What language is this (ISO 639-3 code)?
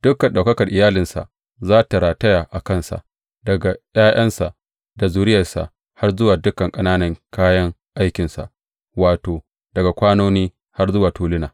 hau